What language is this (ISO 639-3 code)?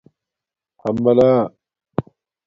dmk